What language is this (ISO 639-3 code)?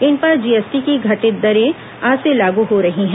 hin